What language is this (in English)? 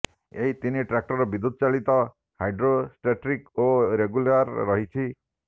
Odia